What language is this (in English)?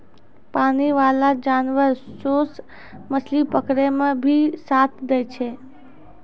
Maithili